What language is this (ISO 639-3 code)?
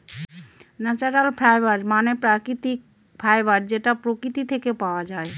ben